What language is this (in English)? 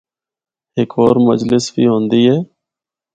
Northern Hindko